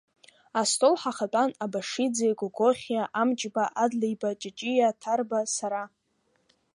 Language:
Abkhazian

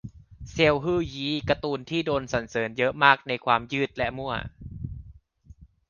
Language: Thai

